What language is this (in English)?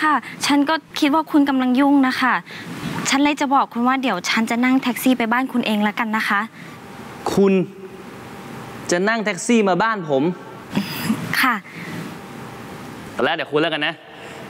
Thai